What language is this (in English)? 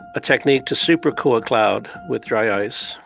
English